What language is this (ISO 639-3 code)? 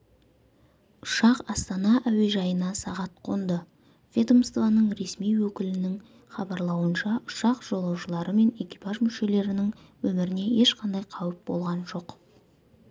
kaz